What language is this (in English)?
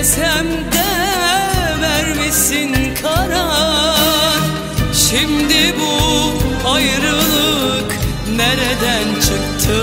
Turkish